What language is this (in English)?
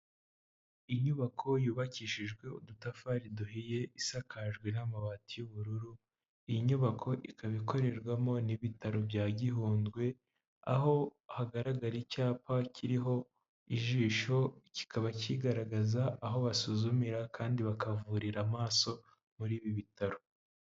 Kinyarwanda